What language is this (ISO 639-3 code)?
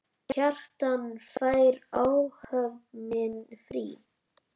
isl